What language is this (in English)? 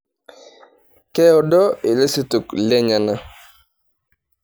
Masai